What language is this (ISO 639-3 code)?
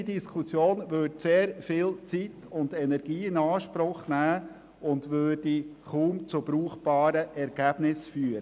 gsw